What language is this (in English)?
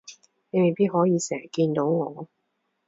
Cantonese